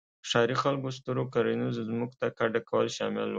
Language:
Pashto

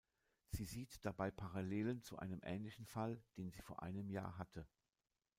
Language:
German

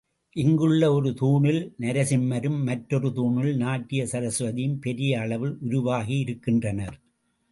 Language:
Tamil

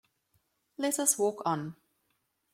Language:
English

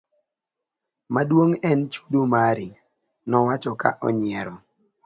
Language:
Luo (Kenya and Tanzania)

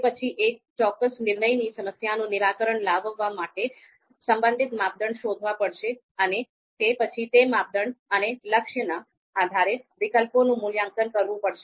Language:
Gujarati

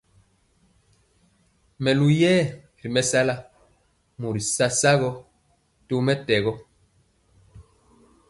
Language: Mpiemo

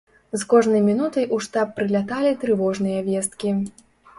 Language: Belarusian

